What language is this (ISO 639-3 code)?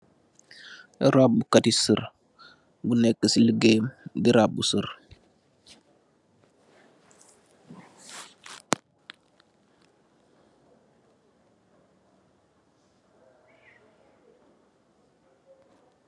wol